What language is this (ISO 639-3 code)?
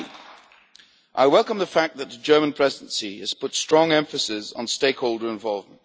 eng